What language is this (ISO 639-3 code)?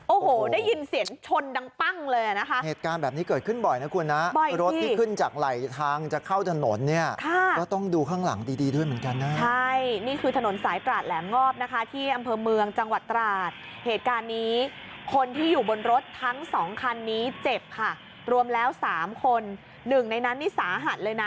tha